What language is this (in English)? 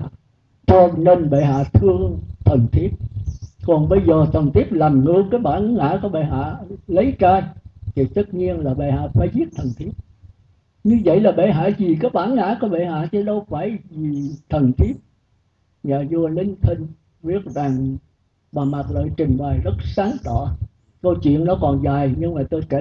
Vietnamese